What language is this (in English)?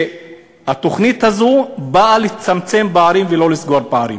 Hebrew